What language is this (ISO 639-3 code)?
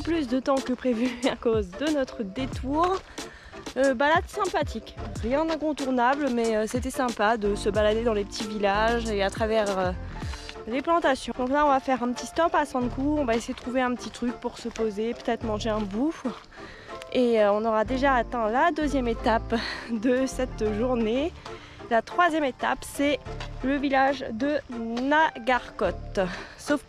fra